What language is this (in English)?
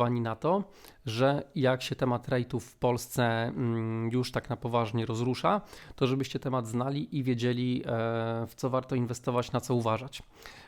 Polish